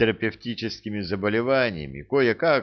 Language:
Russian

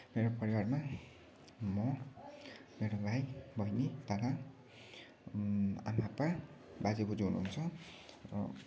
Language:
Nepali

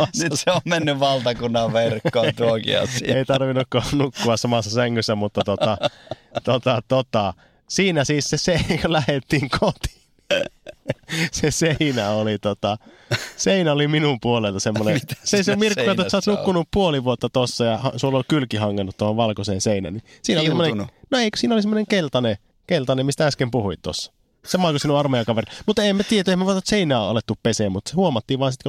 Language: Finnish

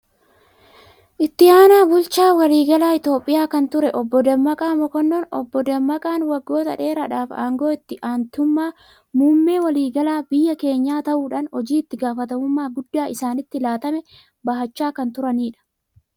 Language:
Oromo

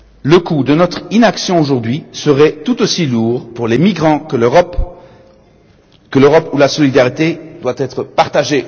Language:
French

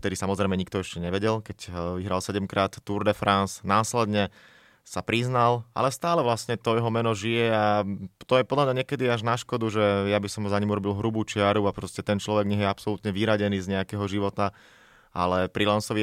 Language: Slovak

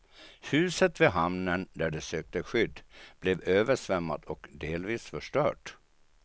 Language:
Swedish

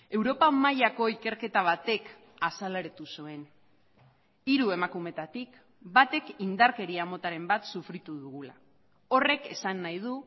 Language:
Basque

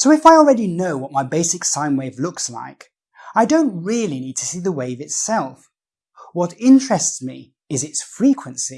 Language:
English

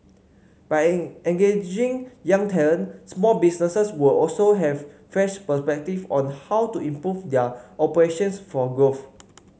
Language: English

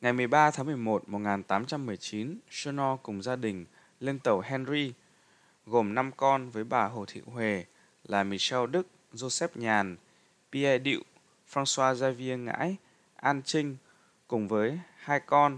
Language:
Vietnamese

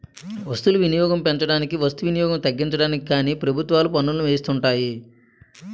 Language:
Telugu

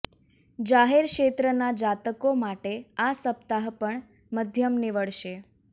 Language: Gujarati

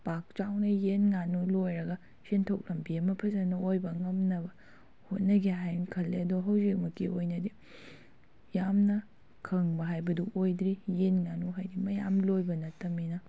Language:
Manipuri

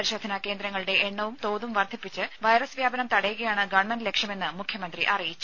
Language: Malayalam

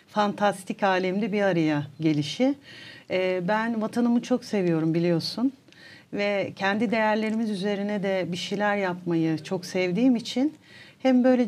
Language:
Turkish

